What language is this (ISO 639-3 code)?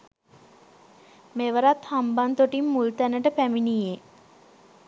sin